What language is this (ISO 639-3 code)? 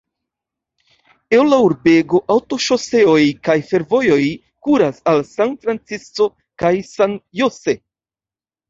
epo